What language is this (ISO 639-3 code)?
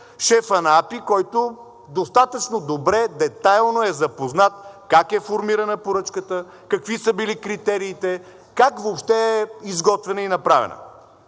bul